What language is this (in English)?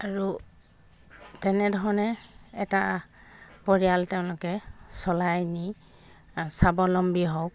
Assamese